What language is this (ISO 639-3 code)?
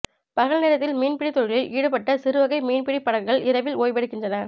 tam